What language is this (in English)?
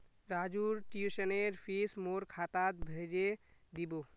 Magahi